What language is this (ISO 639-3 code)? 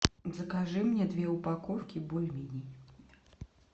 rus